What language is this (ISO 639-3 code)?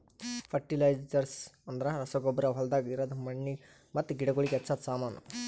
kan